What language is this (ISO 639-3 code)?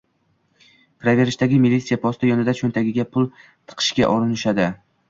uzb